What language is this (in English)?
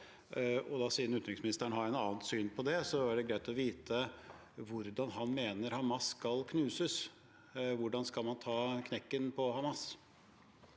Norwegian